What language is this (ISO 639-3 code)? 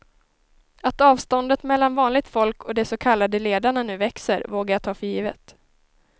swe